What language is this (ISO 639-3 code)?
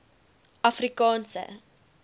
afr